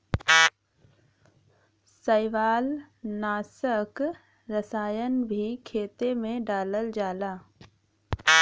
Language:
Bhojpuri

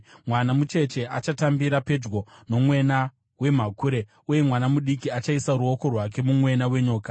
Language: Shona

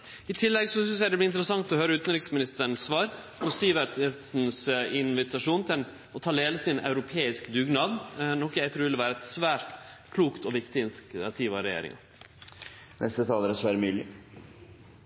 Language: Norwegian Nynorsk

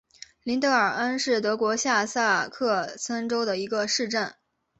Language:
Chinese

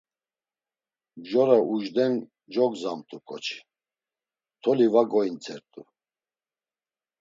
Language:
Laz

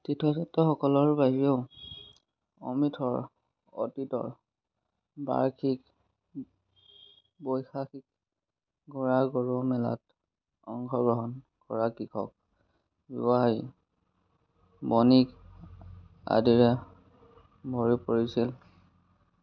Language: Assamese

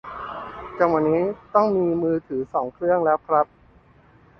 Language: Thai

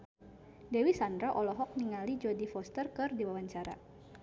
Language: Sundanese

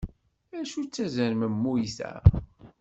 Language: Kabyle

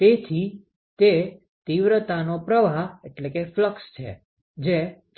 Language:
Gujarati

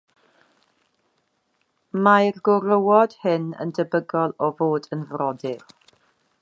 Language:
Welsh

